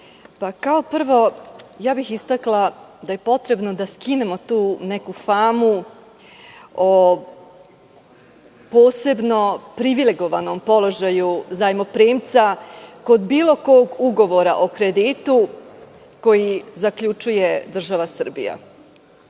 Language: Serbian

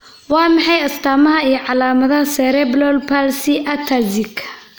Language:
Somali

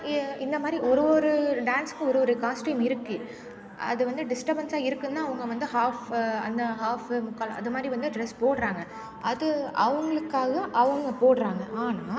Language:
Tamil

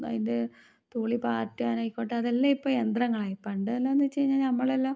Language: Malayalam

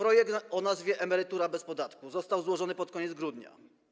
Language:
Polish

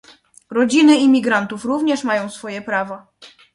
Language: Polish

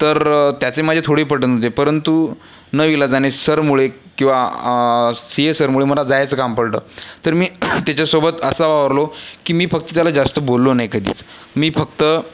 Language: Marathi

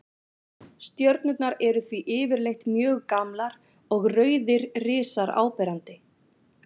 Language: Icelandic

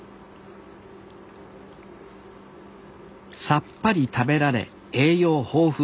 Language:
Japanese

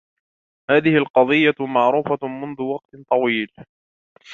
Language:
Arabic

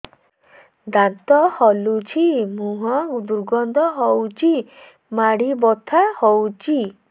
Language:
Odia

